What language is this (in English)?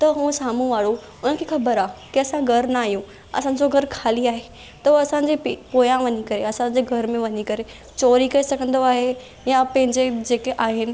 Sindhi